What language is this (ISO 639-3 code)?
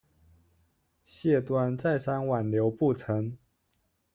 zho